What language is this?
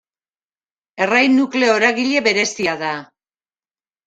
Basque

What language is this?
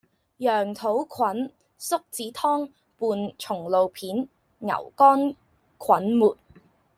Cantonese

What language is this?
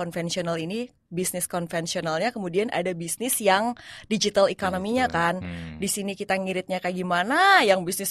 Indonesian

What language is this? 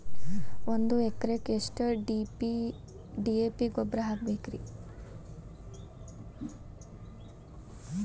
Kannada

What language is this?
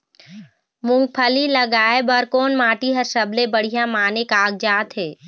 Chhattisgarhi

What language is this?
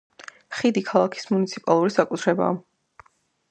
Georgian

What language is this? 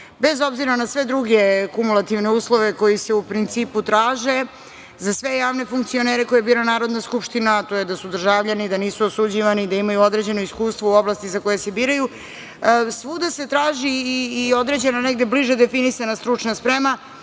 Serbian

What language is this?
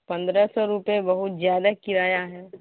Urdu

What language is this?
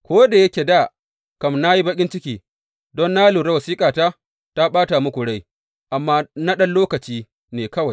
Hausa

